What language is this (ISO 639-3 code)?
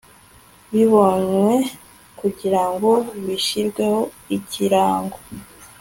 kin